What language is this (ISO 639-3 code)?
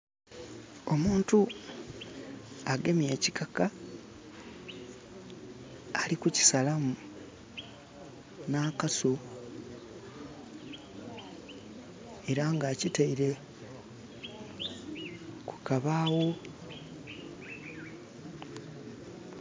xog